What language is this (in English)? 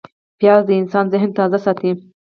Pashto